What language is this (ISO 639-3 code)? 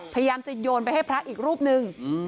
tha